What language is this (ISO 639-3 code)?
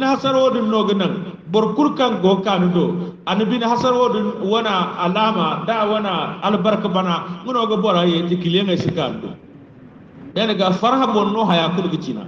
ind